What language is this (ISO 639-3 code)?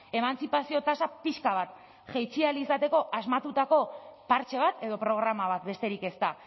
eus